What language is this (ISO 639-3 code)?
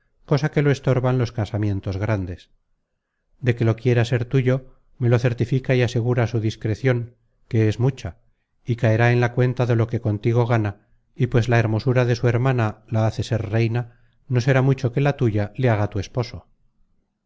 spa